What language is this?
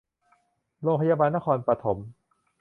Thai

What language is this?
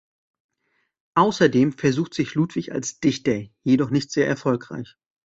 German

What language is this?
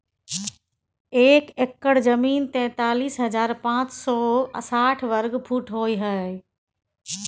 Maithili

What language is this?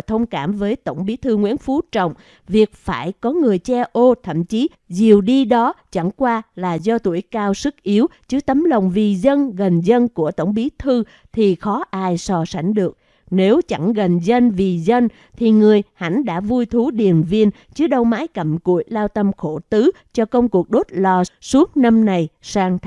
Vietnamese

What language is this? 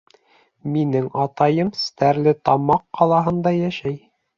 Bashkir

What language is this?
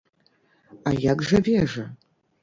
Belarusian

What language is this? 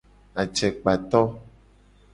Gen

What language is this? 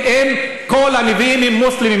Hebrew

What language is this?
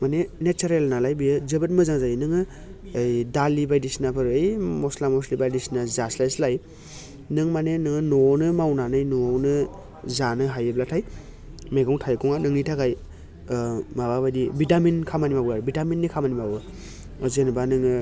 Bodo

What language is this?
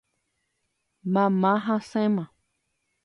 Guarani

